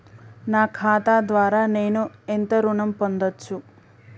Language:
Telugu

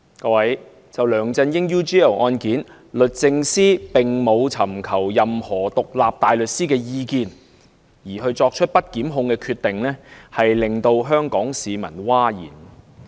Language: Cantonese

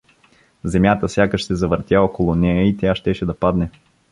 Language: Bulgarian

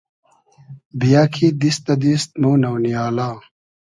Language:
Hazaragi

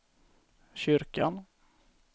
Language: Swedish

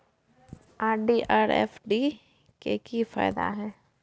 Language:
Maithili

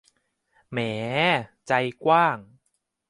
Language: Thai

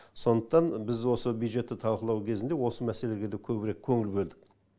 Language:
Kazakh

